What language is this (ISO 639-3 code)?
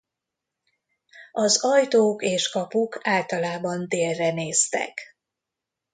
hun